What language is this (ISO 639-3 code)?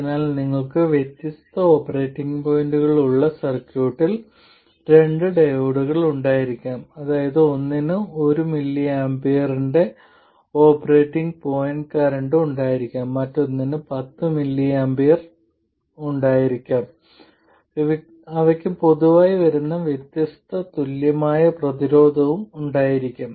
mal